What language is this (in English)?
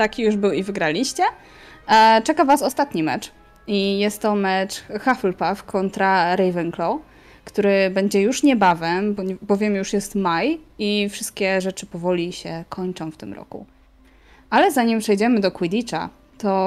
Polish